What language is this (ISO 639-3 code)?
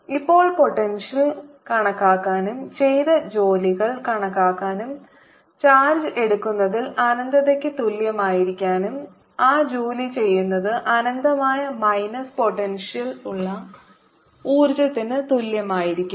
mal